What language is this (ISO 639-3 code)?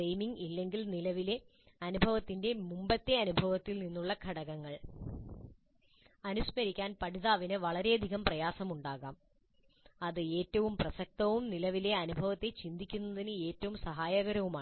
mal